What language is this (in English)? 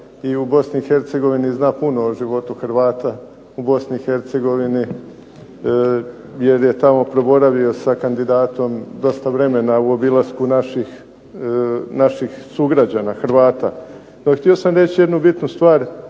Croatian